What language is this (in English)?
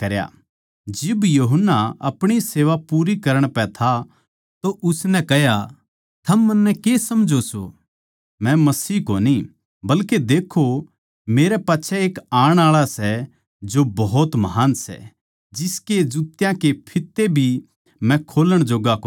Haryanvi